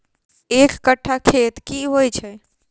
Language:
Maithili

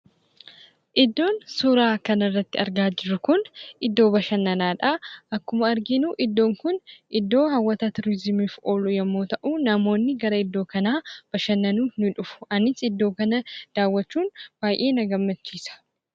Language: Oromo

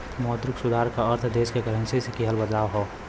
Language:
Bhojpuri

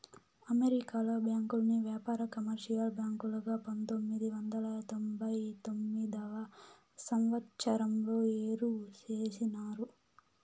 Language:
Telugu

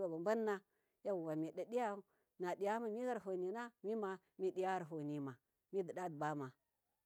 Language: Miya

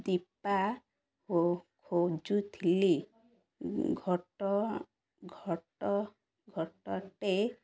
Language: Odia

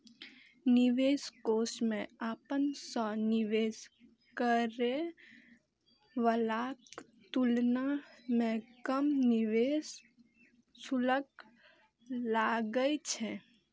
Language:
Maithili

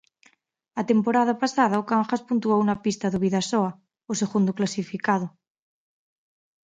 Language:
Galician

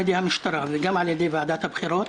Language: Hebrew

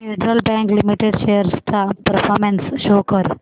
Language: Marathi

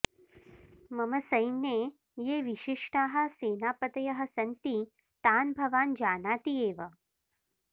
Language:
Sanskrit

